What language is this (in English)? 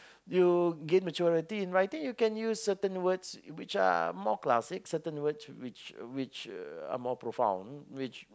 English